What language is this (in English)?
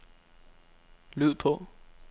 Danish